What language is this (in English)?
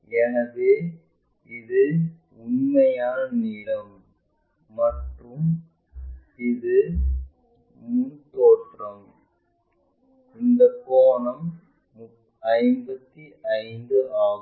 Tamil